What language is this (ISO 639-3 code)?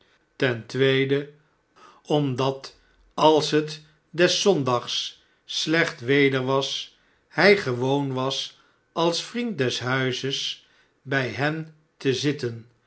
nld